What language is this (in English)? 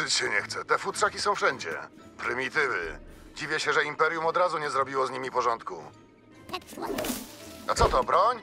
Polish